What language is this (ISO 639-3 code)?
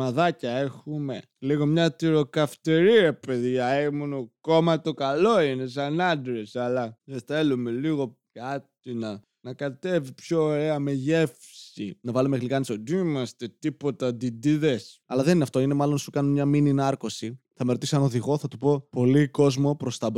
ell